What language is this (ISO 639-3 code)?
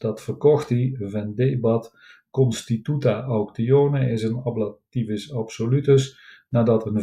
nld